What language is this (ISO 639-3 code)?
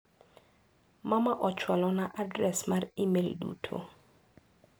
luo